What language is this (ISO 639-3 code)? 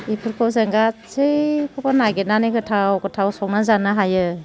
brx